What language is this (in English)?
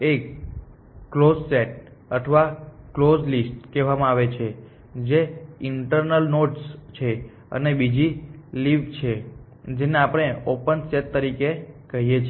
Gujarati